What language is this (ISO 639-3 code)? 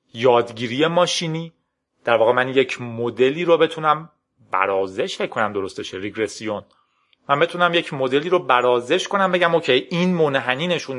fas